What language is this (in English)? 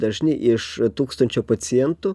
Lithuanian